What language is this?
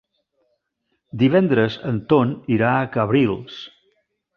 Catalan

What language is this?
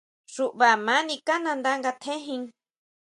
Huautla Mazatec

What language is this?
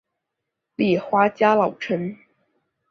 Chinese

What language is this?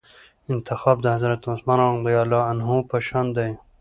Pashto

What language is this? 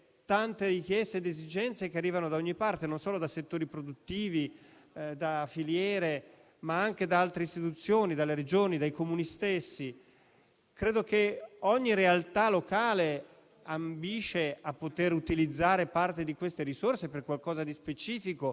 Italian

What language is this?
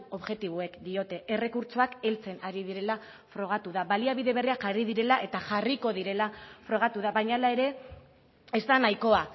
Basque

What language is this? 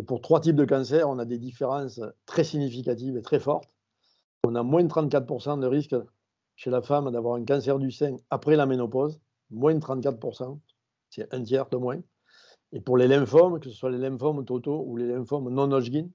French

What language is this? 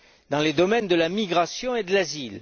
French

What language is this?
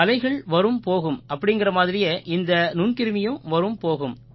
Tamil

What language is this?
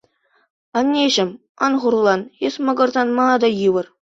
Chuvash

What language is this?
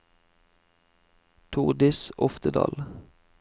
Norwegian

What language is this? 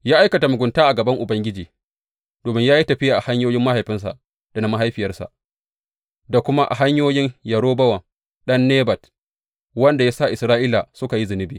Hausa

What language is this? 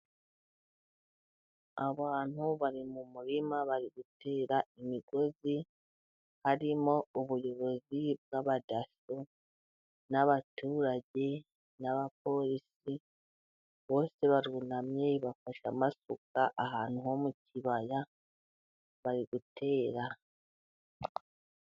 Kinyarwanda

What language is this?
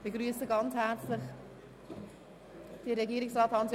Swiss German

